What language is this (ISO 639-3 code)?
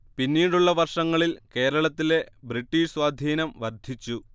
mal